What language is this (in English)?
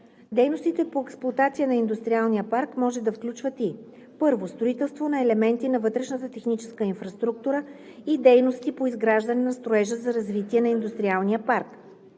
Bulgarian